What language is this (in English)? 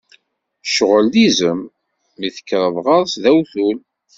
Kabyle